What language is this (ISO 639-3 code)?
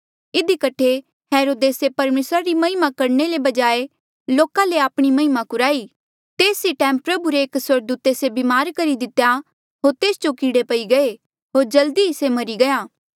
mjl